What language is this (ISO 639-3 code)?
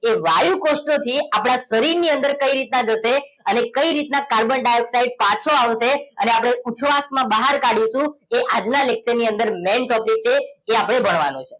guj